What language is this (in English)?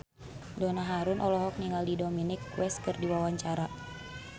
Sundanese